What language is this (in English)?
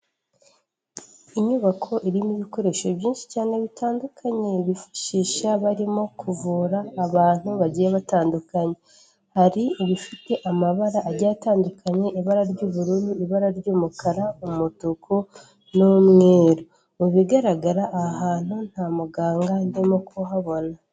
Kinyarwanda